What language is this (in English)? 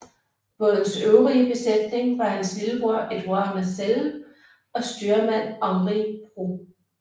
Danish